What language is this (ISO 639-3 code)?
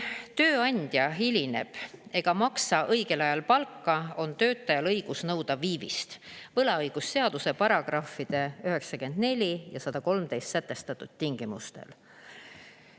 est